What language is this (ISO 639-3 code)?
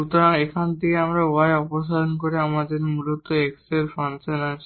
ben